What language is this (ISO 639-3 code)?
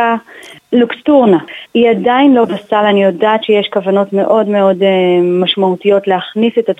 heb